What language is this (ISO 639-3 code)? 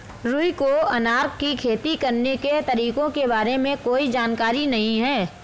hin